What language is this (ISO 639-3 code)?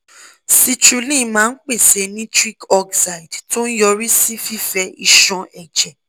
yor